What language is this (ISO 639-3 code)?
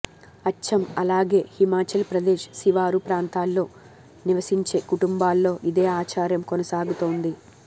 tel